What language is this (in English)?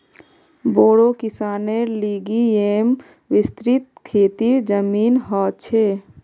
Magahi